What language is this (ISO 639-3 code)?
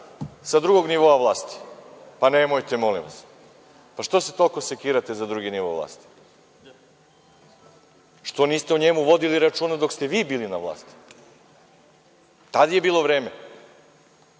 srp